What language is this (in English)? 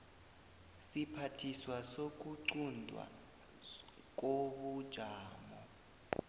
South Ndebele